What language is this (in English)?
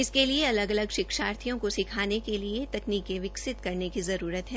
Hindi